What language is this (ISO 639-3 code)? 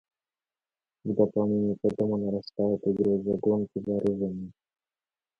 rus